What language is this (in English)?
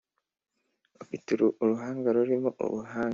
Kinyarwanda